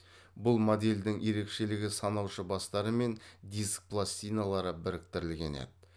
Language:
Kazakh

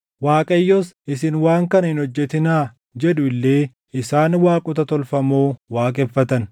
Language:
Oromo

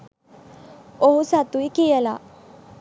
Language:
Sinhala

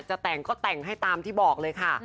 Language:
Thai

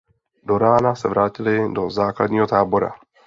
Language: Czech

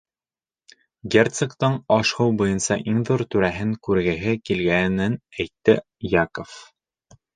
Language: Bashkir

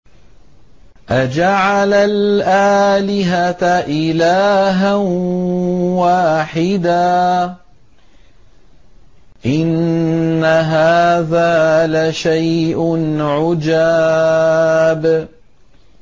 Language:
Arabic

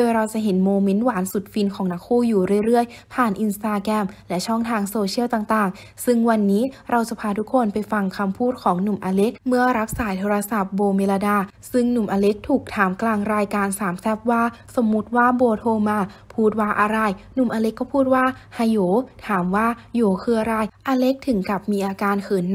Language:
Thai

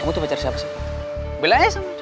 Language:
Indonesian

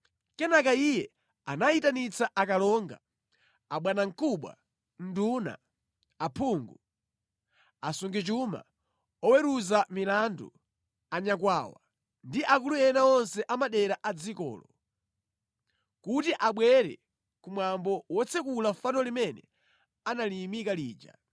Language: Nyanja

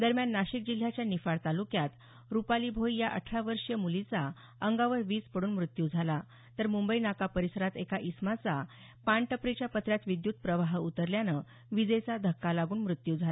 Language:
Marathi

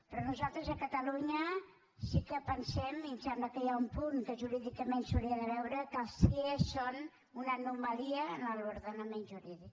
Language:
Catalan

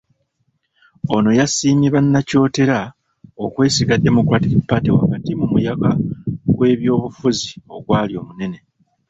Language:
Ganda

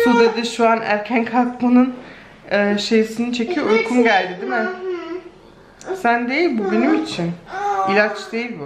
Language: Turkish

